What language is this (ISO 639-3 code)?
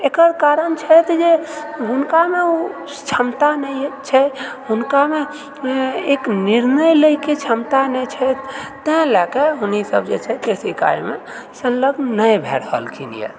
mai